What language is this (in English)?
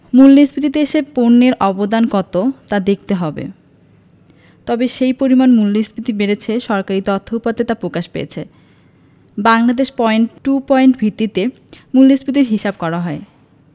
Bangla